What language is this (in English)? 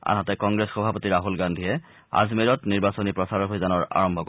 Assamese